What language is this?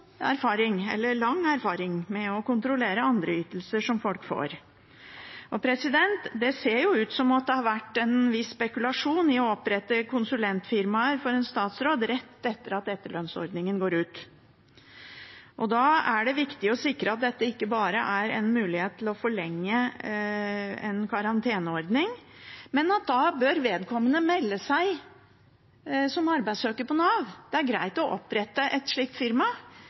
Norwegian Bokmål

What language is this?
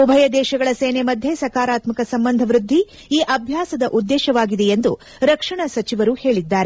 Kannada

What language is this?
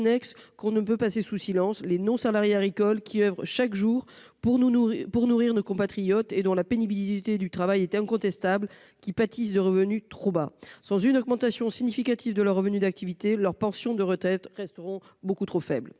French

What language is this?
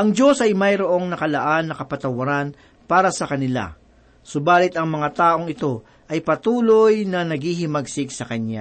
Filipino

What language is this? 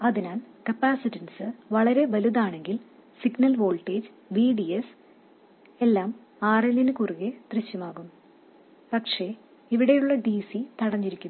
Malayalam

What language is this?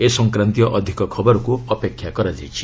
Odia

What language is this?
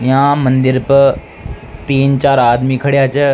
Rajasthani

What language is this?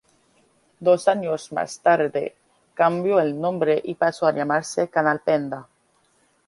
Spanish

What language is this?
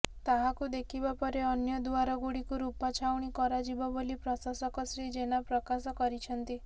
Odia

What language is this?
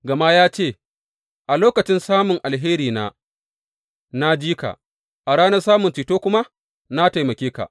Hausa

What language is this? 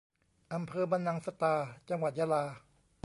Thai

